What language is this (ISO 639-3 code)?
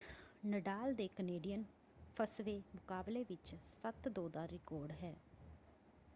pan